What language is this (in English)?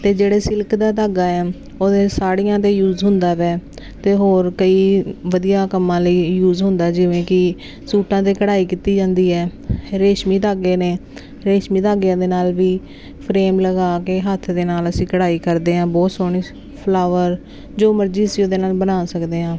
Punjabi